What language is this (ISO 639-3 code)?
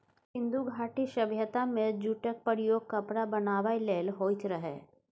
mai